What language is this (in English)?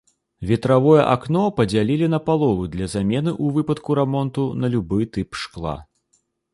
Belarusian